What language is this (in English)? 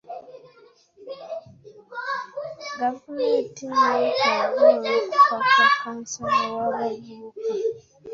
Ganda